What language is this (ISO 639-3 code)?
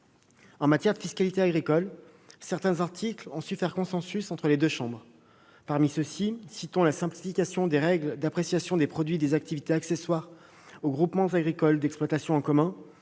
fra